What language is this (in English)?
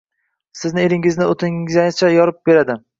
Uzbek